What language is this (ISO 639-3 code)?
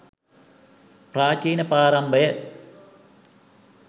sin